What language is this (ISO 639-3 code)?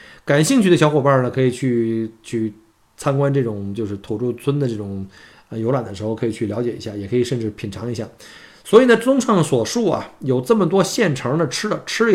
zho